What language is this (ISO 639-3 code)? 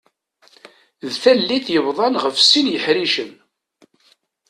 kab